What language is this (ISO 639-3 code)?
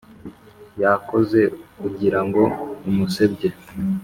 kin